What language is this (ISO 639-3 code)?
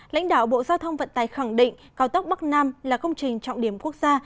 vie